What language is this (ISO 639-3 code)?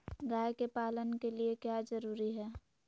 mag